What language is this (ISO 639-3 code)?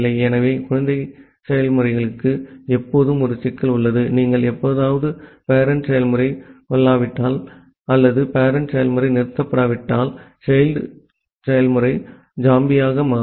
tam